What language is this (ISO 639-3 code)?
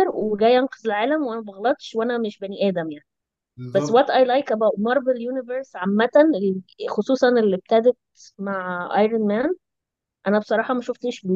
ara